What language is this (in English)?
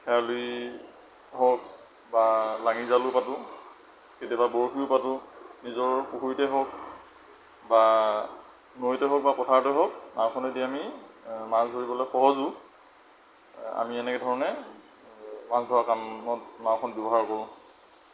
Assamese